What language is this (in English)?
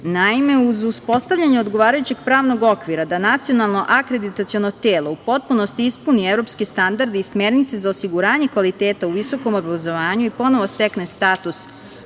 Serbian